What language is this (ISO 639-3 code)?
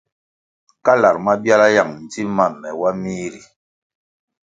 nmg